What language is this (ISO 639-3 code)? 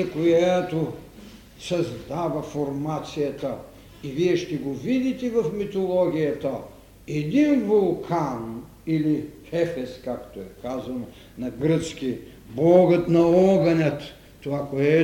bul